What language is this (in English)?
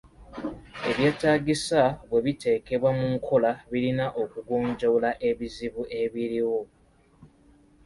Ganda